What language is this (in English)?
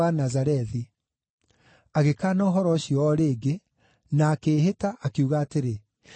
Kikuyu